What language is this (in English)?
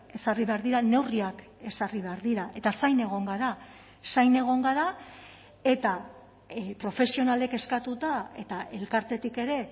Basque